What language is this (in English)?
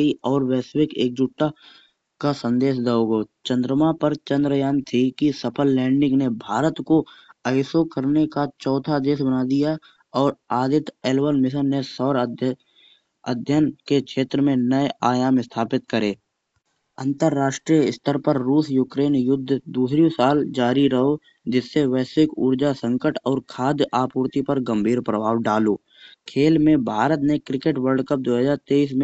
Kanauji